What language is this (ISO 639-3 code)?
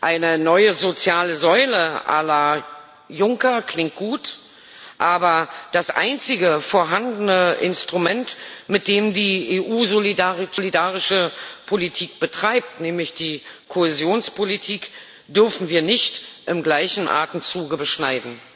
deu